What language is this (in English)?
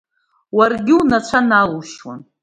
Abkhazian